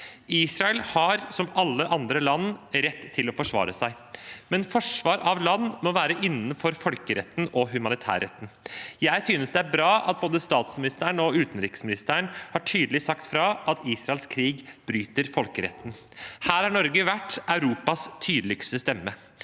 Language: Norwegian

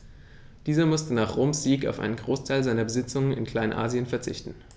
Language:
German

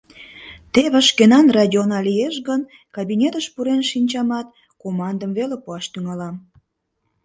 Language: Mari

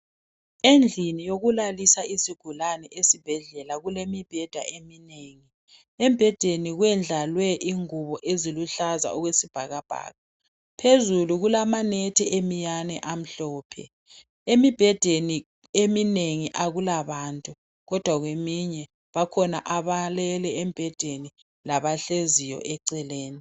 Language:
North Ndebele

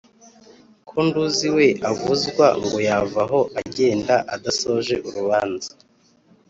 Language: Kinyarwanda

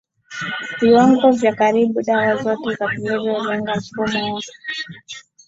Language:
Swahili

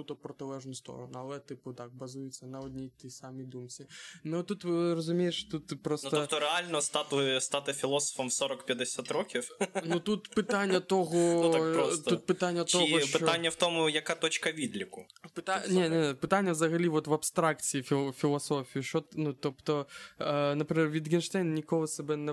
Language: Ukrainian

